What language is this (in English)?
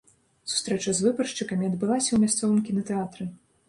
Belarusian